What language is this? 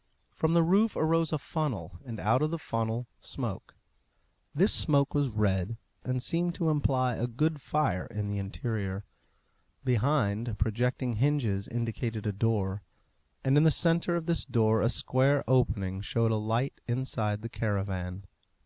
English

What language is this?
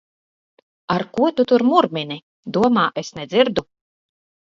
Latvian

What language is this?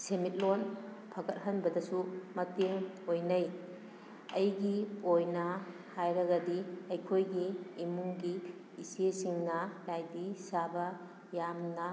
Manipuri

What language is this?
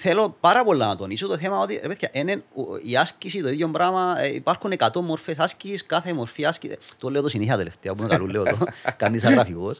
Greek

